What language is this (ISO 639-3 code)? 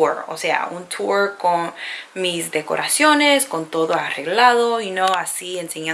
spa